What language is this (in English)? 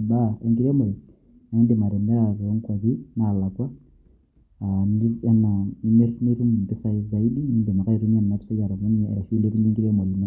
Masai